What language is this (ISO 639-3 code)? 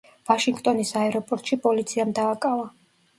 kat